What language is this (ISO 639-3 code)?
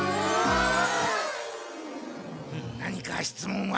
jpn